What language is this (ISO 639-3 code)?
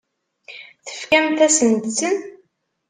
kab